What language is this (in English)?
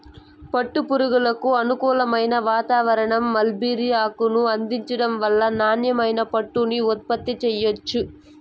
Telugu